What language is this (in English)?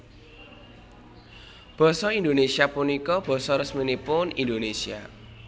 Javanese